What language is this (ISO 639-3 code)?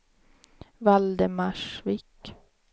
swe